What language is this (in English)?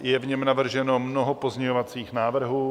Czech